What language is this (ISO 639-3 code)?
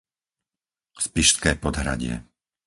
slk